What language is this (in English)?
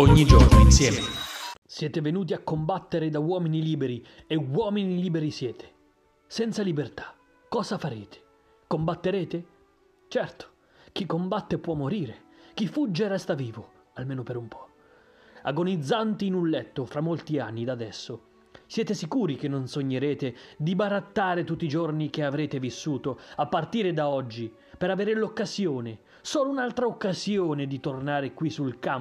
Italian